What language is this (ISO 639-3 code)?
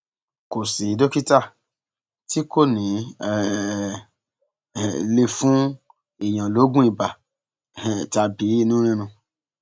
yor